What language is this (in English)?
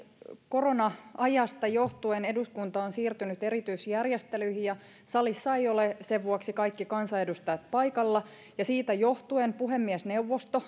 Finnish